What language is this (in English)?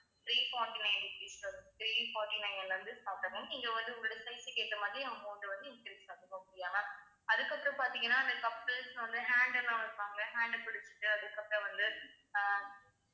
Tamil